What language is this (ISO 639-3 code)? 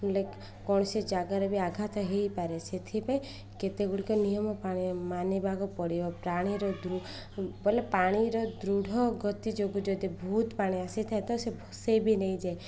ori